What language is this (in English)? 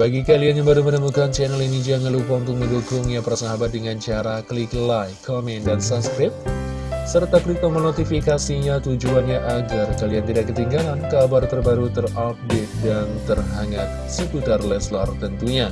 Indonesian